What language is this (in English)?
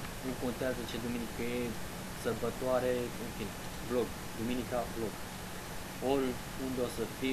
Romanian